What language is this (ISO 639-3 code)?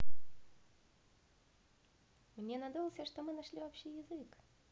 rus